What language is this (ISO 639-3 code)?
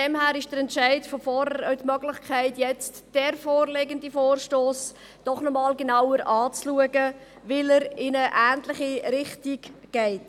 gsw